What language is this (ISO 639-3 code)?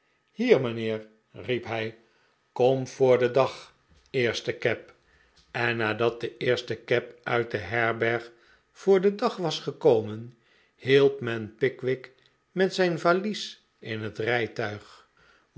nld